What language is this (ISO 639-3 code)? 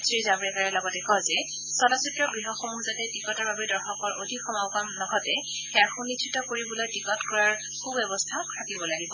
asm